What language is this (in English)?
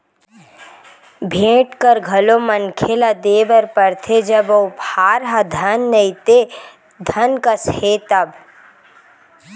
Chhattisgarhi